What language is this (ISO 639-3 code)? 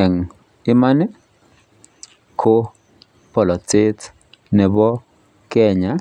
kln